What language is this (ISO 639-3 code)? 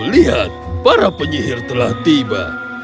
ind